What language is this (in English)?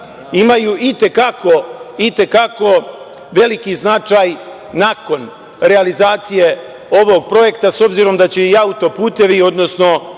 Serbian